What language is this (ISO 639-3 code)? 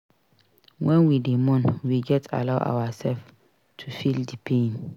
pcm